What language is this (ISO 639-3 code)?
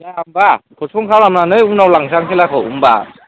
brx